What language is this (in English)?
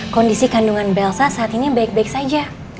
Indonesian